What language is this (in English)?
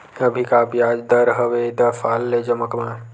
Chhattisgarhi